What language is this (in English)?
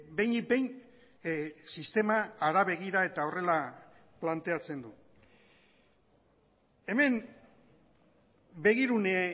Basque